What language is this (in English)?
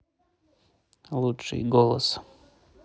Russian